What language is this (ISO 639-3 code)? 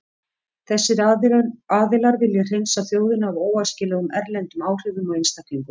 isl